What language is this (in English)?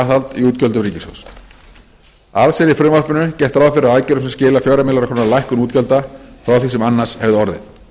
Icelandic